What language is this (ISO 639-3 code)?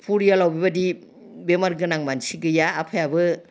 brx